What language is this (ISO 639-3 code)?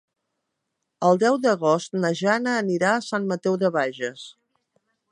cat